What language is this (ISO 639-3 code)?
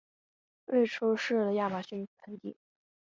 zho